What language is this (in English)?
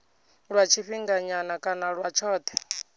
Venda